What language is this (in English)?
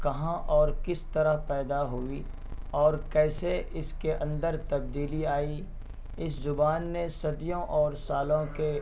Urdu